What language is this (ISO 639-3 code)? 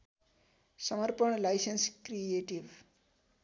nep